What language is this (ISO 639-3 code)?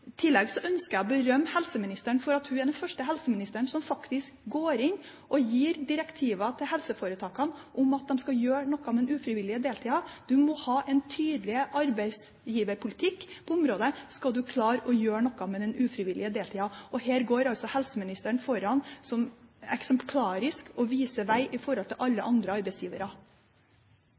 nob